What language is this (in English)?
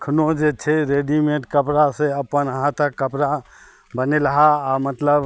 Maithili